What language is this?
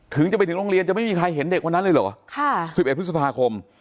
Thai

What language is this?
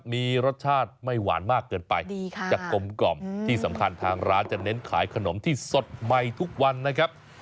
Thai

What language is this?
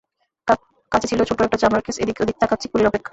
Bangla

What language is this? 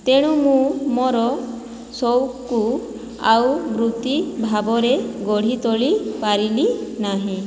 Odia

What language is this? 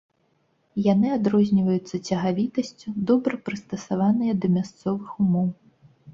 Belarusian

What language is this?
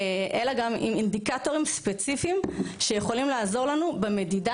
Hebrew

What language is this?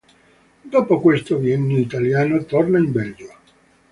Italian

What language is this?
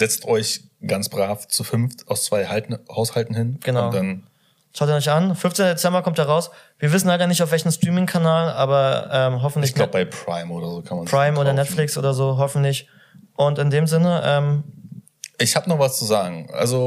German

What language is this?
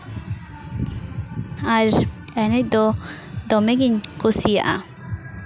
Santali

